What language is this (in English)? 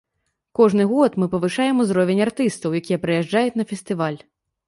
Belarusian